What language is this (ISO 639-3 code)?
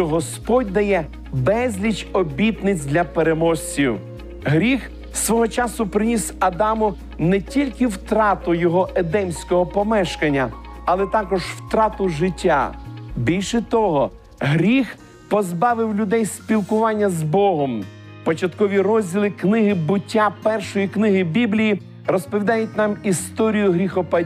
ukr